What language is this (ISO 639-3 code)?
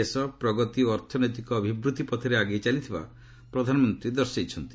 ori